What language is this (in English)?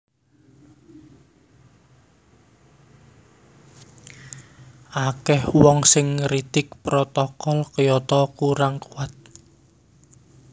Javanese